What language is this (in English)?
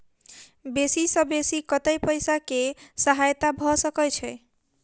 Maithili